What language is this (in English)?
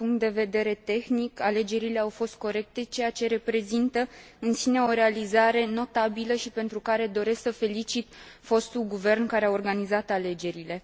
Romanian